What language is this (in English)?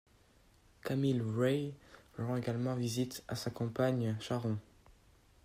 French